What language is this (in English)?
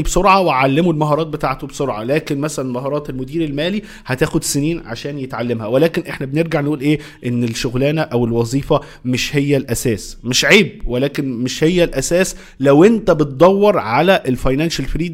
Arabic